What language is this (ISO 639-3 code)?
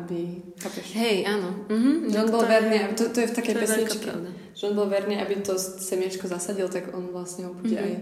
slk